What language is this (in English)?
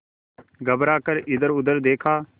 Hindi